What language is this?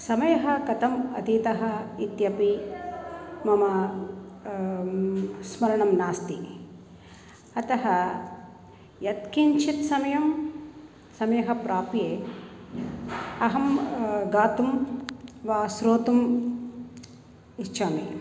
Sanskrit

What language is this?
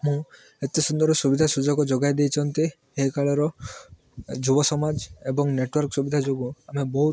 Odia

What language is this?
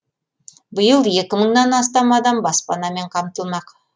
Kazakh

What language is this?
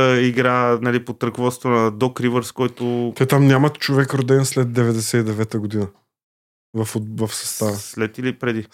Bulgarian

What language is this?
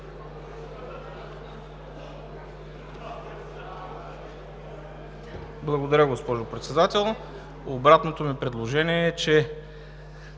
Bulgarian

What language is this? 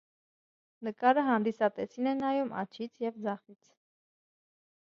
Armenian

